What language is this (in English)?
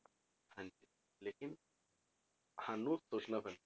Punjabi